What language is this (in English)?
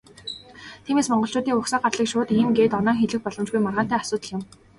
Mongolian